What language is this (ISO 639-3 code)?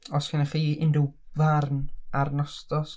cym